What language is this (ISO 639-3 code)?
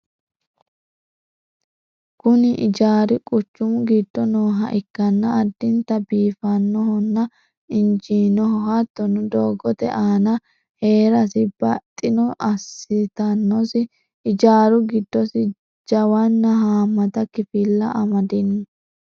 sid